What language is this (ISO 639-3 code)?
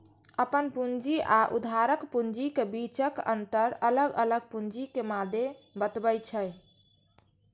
mai